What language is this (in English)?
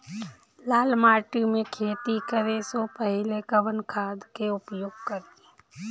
Bhojpuri